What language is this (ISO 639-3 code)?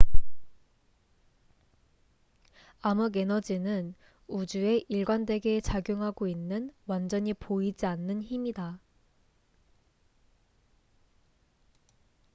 kor